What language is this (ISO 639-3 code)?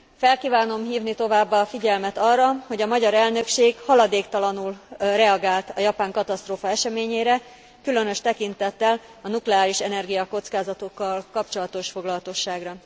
hun